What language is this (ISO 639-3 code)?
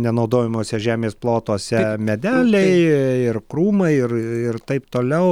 lit